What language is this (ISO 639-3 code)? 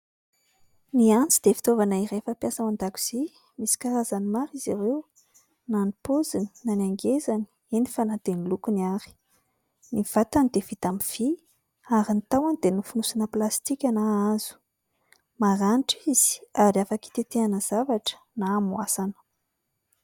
mlg